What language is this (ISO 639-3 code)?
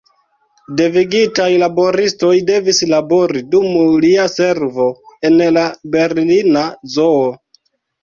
epo